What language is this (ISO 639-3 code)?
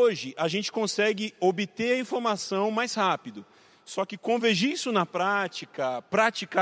por